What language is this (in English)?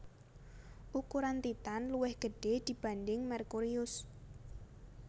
Javanese